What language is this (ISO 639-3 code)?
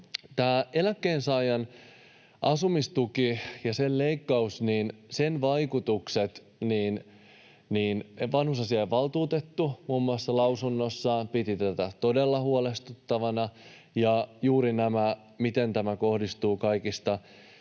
fin